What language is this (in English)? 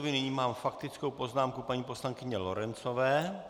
Czech